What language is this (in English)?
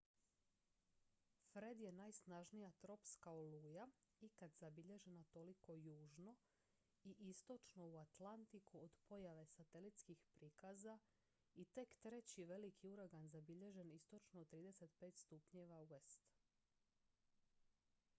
Croatian